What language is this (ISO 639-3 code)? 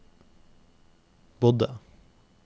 nor